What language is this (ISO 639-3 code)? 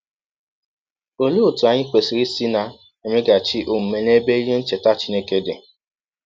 ibo